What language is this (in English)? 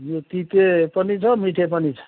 Nepali